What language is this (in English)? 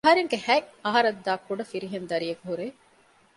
Divehi